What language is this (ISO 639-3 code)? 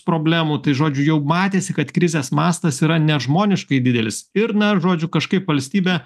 lit